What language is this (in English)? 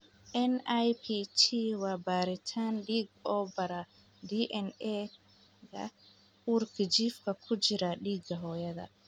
Somali